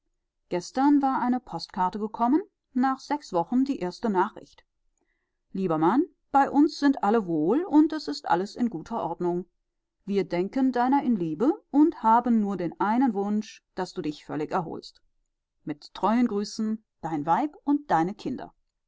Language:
German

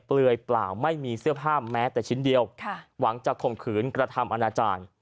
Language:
Thai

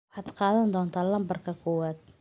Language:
Somali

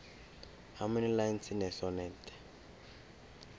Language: South Ndebele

